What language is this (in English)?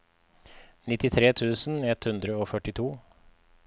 Norwegian